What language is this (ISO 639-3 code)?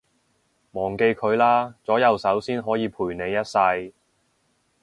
yue